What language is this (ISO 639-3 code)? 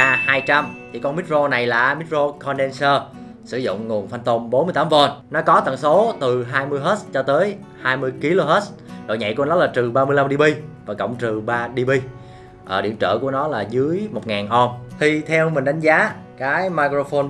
vie